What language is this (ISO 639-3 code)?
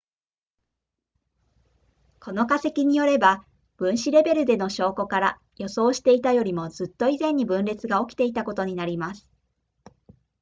jpn